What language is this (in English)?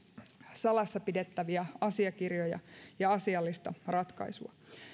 Finnish